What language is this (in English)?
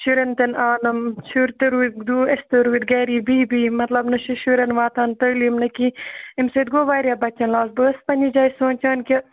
Kashmiri